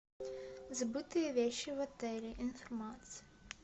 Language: Russian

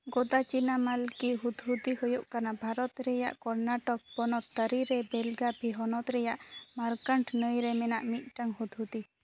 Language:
Santali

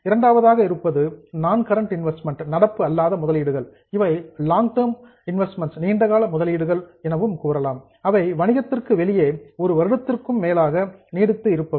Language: Tamil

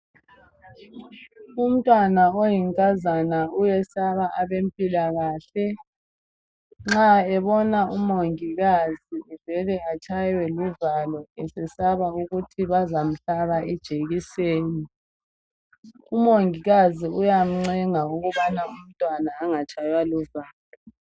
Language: North Ndebele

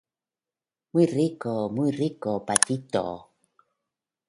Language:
Spanish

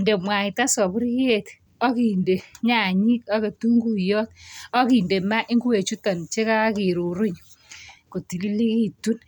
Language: Kalenjin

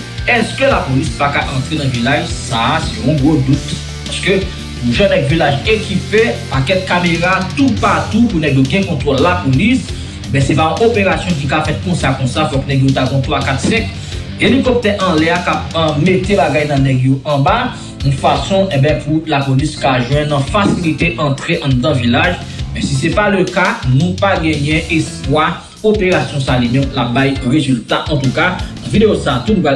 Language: French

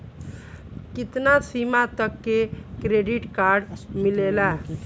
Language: Bhojpuri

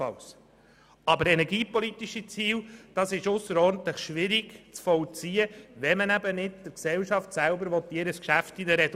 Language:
Swiss German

